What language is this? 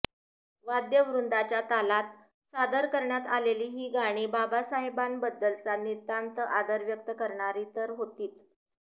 Marathi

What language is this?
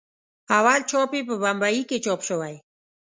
Pashto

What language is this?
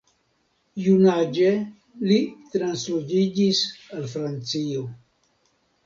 Esperanto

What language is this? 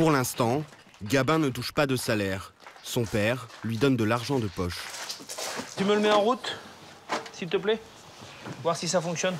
French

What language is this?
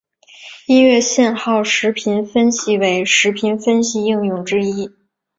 Chinese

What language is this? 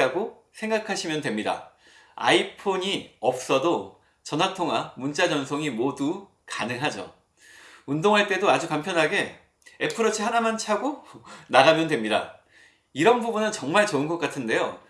Korean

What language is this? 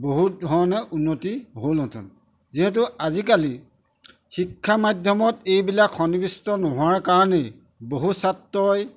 Assamese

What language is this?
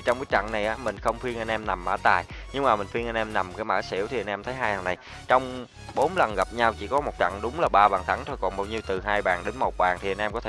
Vietnamese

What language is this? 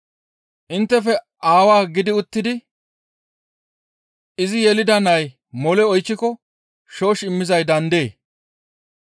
Gamo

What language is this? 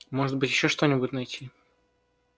Russian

